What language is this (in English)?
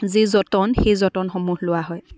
Assamese